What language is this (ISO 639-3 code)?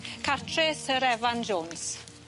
cym